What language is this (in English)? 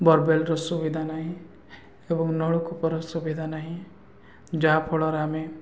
Odia